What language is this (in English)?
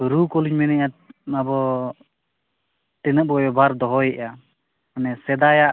Santali